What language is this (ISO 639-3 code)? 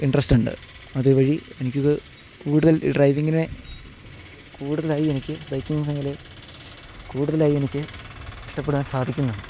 mal